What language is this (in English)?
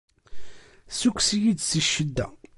Kabyle